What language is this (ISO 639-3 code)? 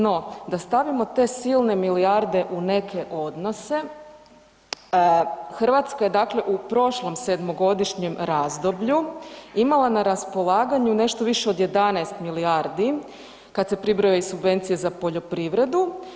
hrv